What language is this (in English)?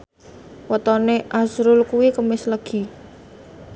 Javanese